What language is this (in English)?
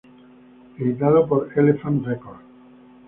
Spanish